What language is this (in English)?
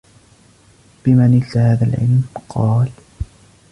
Arabic